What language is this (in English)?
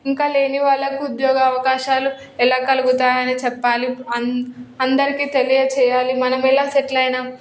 Telugu